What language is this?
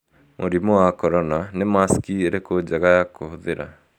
Kikuyu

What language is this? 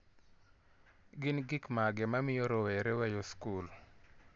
Luo (Kenya and Tanzania)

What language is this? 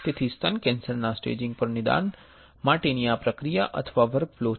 Gujarati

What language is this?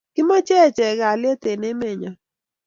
Kalenjin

